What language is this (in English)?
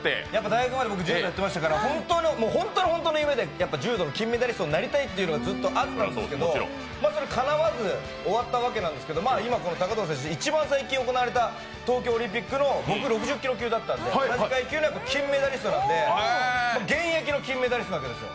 Japanese